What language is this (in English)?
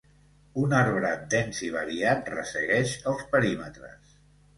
Catalan